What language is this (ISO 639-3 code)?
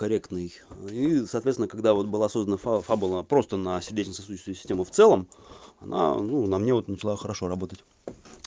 rus